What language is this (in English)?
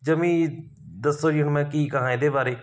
Punjabi